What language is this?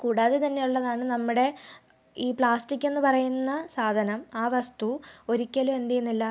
Malayalam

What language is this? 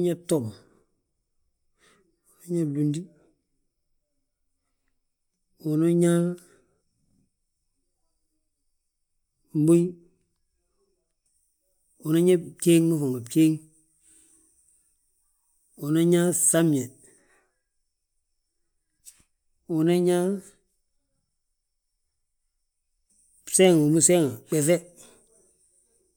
Balanta-Ganja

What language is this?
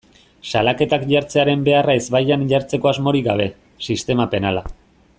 Basque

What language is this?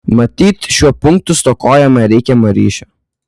Lithuanian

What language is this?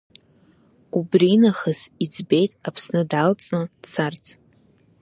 Abkhazian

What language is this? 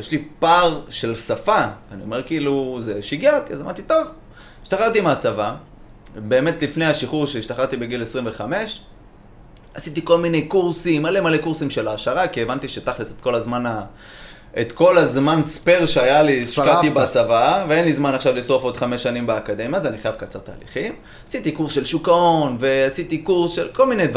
Hebrew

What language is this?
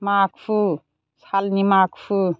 Bodo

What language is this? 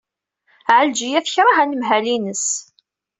Kabyle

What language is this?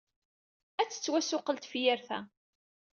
Kabyle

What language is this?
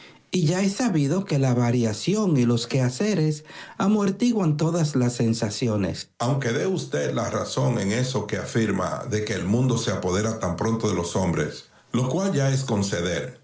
Spanish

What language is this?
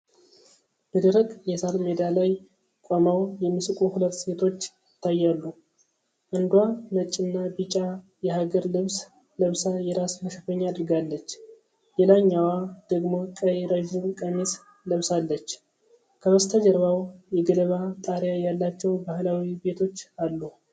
Amharic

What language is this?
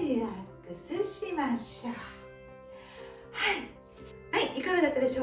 Japanese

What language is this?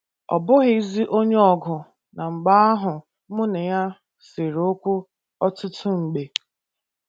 Igbo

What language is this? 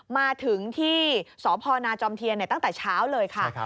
Thai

